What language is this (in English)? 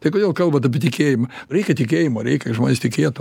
Lithuanian